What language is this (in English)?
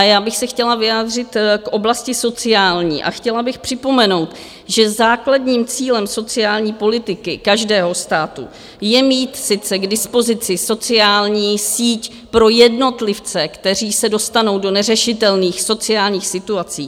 Czech